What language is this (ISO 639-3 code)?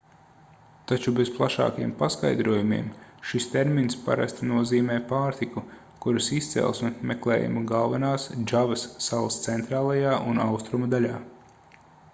lav